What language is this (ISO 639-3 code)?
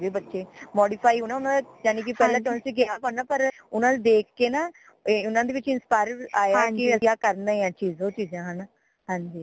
pan